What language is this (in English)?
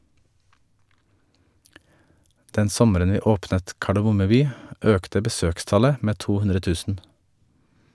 Norwegian